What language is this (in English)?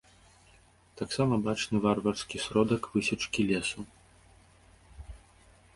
Belarusian